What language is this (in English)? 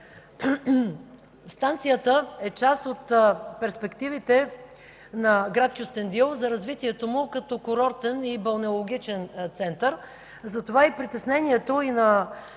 Bulgarian